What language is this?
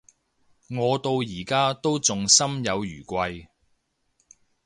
Cantonese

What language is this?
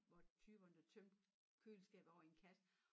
Danish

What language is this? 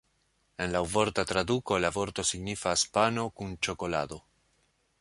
Esperanto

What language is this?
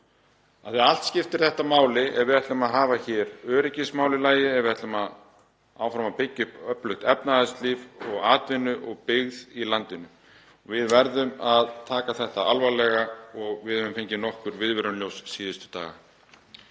Icelandic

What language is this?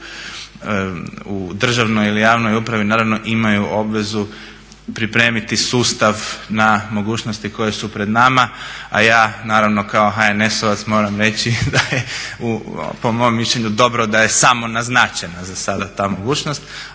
Croatian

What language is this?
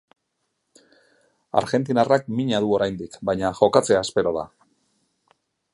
Basque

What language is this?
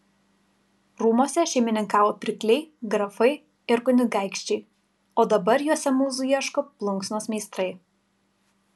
Lithuanian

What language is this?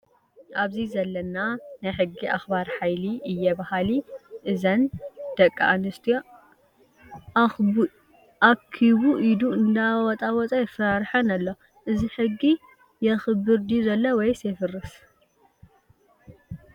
Tigrinya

